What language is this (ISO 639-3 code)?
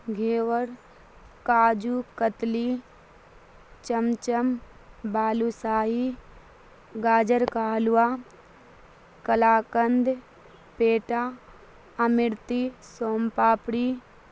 urd